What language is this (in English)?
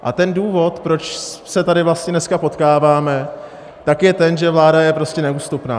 Czech